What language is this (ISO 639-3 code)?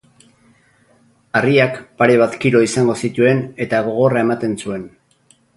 eus